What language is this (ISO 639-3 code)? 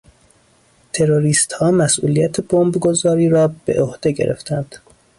fas